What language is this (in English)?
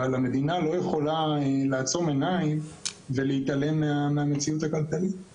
Hebrew